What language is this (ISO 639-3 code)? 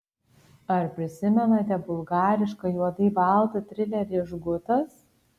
lit